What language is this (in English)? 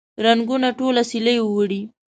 Pashto